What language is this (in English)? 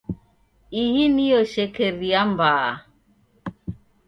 Taita